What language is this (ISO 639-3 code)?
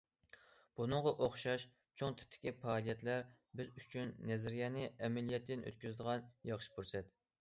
uig